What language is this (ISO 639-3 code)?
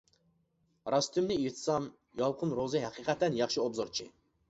uig